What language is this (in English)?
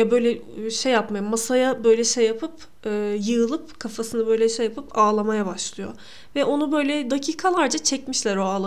Turkish